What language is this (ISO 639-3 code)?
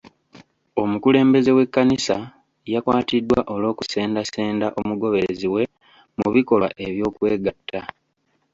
lug